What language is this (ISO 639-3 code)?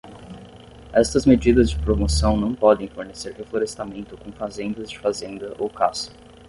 por